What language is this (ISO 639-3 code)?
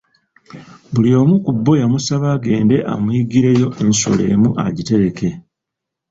lug